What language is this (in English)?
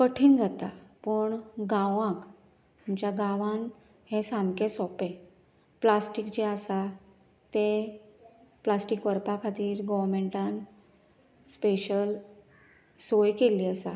Konkani